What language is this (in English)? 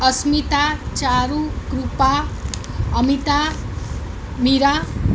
Gujarati